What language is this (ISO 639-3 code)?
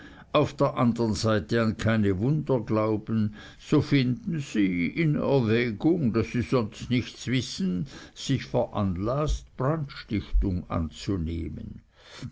deu